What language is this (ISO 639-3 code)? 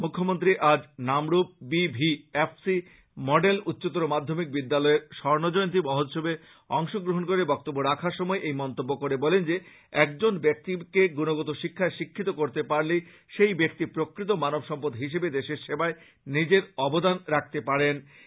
ben